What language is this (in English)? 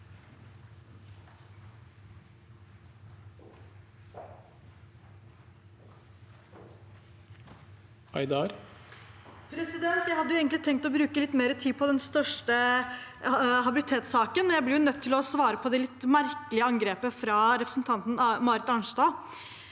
Norwegian